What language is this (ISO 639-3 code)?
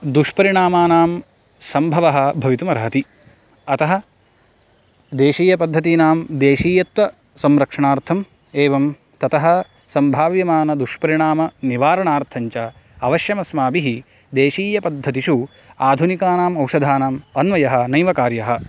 san